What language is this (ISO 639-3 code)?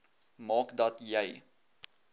afr